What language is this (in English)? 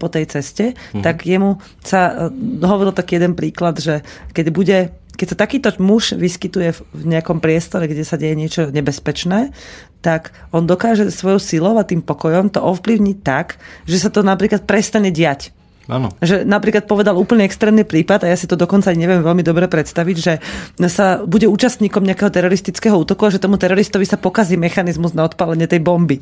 Slovak